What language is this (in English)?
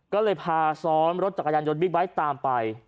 Thai